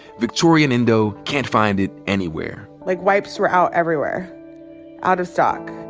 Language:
English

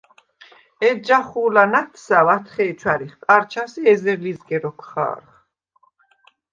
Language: Svan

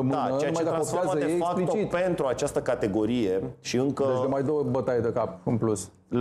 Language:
Romanian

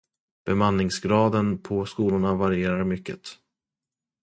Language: Swedish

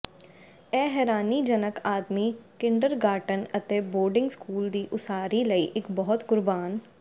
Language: Punjabi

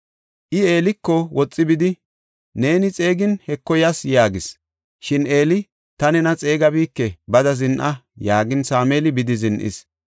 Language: Gofa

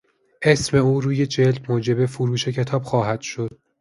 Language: Persian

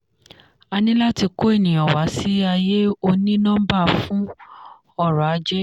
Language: Yoruba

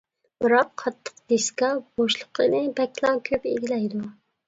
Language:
Uyghur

